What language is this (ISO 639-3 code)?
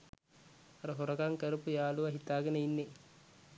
sin